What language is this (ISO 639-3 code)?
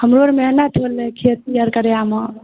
mai